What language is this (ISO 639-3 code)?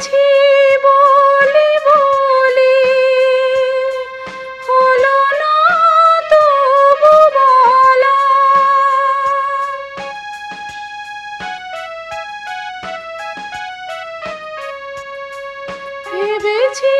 ben